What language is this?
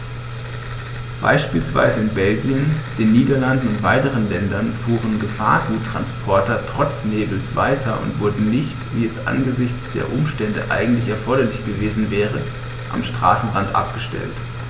German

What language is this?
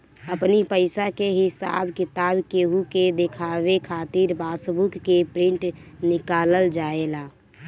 Bhojpuri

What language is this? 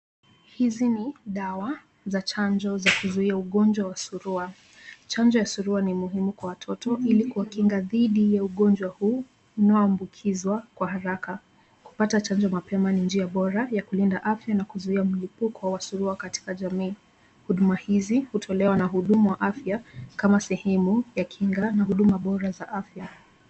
Swahili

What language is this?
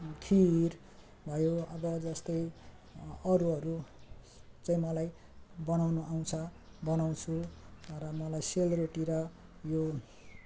Nepali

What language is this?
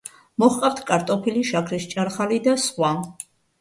Georgian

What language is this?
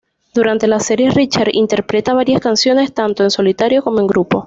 Spanish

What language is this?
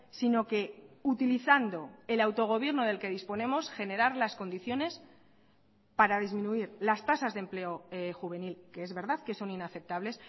Spanish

